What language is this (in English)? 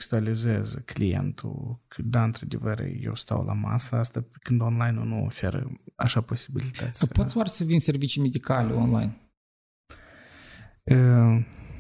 Romanian